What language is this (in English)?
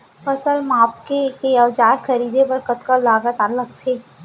Chhattisgarhi